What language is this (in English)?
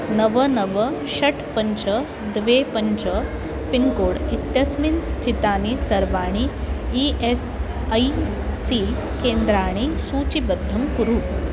Sanskrit